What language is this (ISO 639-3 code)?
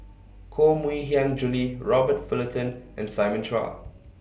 eng